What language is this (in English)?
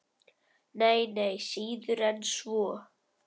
Icelandic